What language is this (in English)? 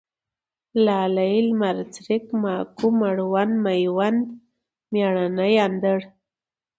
Pashto